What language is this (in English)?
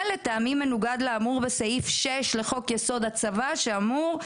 Hebrew